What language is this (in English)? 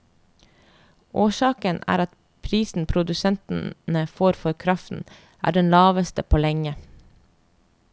Norwegian